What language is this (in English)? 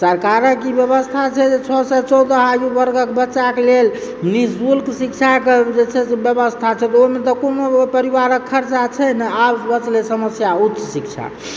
Maithili